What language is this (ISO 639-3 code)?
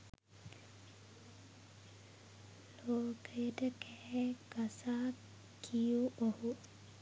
sin